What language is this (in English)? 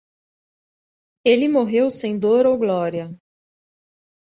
Portuguese